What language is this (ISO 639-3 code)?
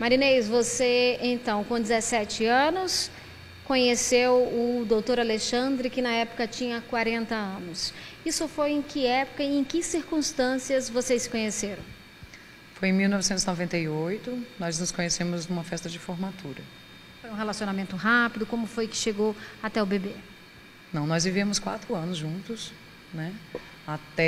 por